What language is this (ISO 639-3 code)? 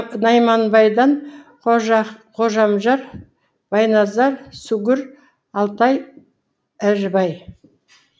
kaz